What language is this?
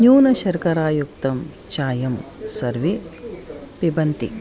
Sanskrit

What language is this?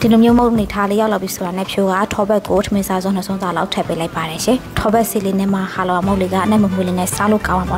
Thai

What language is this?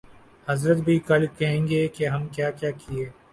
Urdu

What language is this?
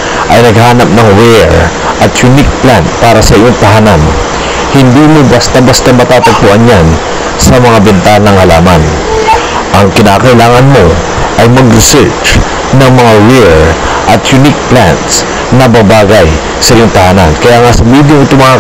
Filipino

